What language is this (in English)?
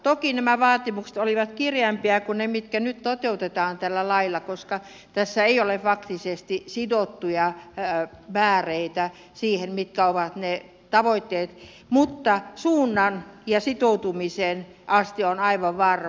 Finnish